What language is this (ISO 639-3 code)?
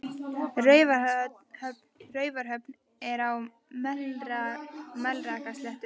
isl